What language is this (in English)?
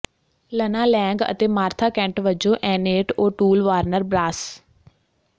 Punjabi